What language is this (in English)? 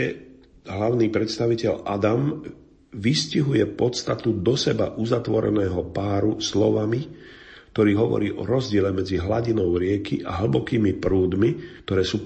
Slovak